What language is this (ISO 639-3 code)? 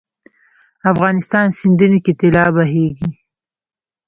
pus